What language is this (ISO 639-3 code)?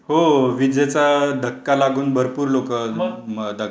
mar